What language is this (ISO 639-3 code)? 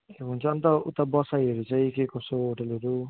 nep